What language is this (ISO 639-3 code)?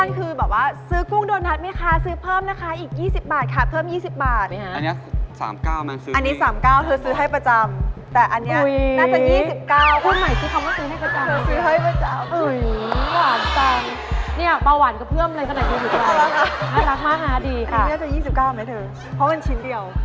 tha